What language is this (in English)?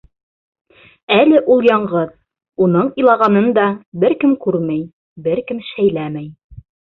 Bashkir